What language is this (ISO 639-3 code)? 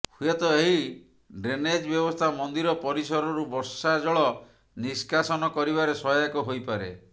ori